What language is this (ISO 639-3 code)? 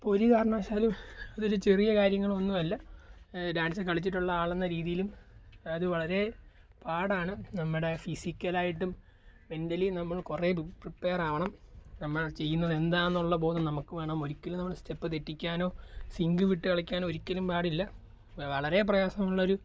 mal